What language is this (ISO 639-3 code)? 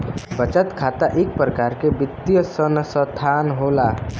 bho